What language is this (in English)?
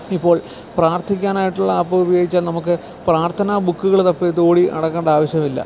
Malayalam